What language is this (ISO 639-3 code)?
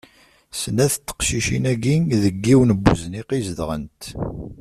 kab